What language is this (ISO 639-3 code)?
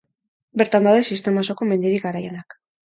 eus